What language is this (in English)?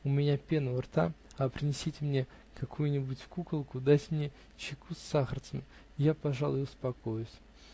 Russian